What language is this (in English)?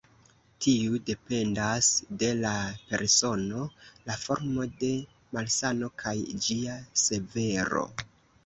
Esperanto